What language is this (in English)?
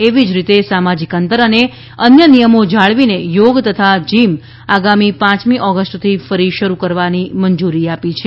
Gujarati